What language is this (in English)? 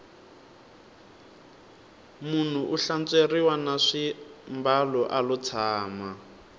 Tsonga